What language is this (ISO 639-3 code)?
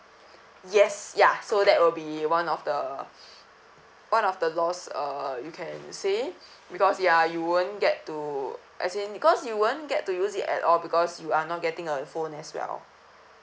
eng